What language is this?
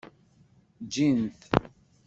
Kabyle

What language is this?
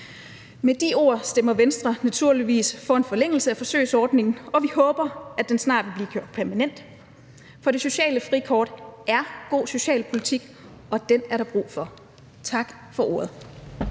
Danish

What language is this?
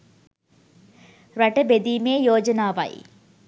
Sinhala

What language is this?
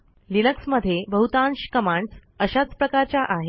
Marathi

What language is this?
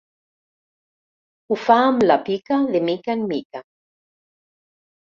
Catalan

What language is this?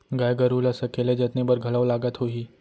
Chhattisgarhi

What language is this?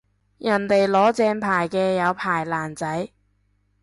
Cantonese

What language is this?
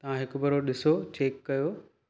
Sindhi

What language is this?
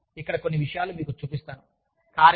Telugu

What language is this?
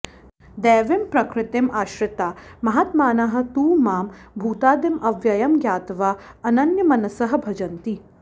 Sanskrit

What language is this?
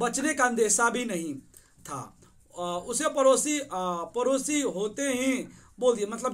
Hindi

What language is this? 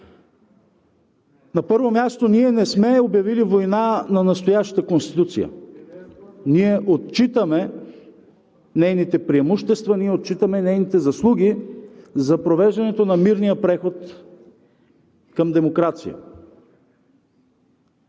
Bulgarian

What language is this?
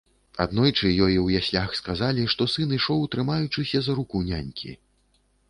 Belarusian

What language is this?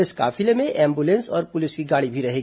Hindi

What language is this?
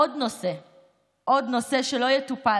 Hebrew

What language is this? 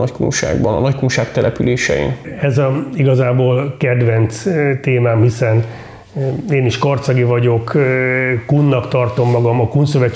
Hungarian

